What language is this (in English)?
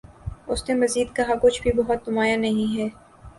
Urdu